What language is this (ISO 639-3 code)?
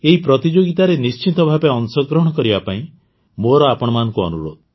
ori